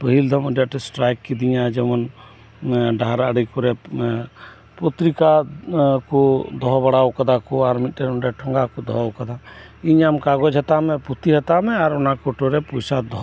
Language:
Santali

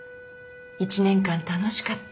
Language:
Japanese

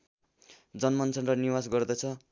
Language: Nepali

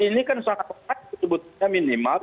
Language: Indonesian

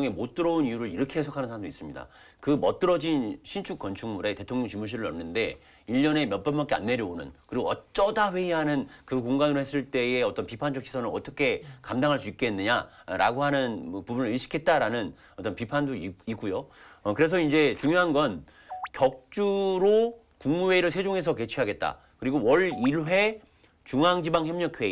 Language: Korean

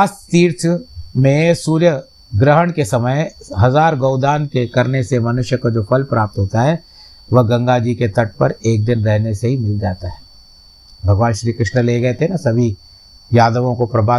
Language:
Hindi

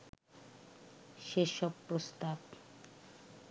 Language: Bangla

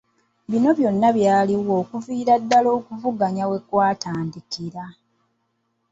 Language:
Ganda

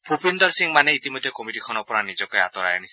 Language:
Assamese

